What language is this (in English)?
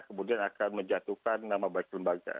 Indonesian